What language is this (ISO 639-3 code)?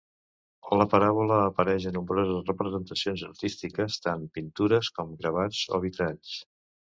cat